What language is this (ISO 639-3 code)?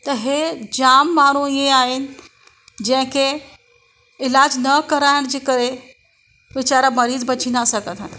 snd